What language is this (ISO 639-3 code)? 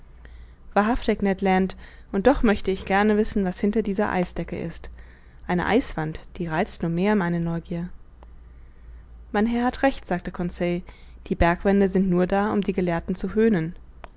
deu